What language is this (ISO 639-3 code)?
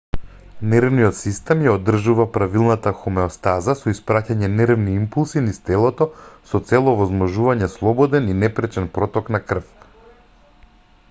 mkd